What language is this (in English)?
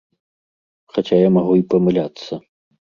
Belarusian